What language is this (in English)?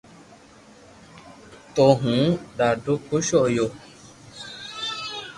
Loarki